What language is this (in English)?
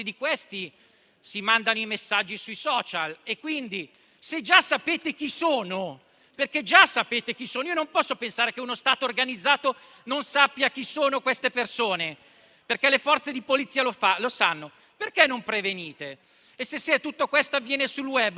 Italian